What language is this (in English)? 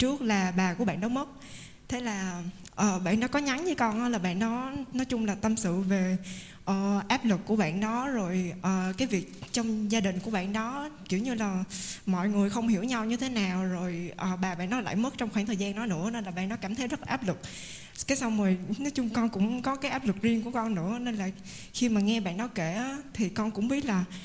Vietnamese